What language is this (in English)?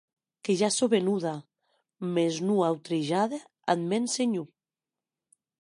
Occitan